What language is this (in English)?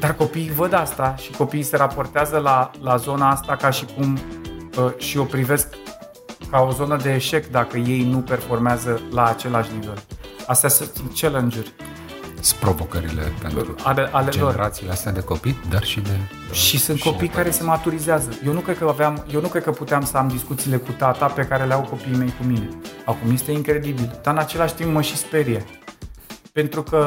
Romanian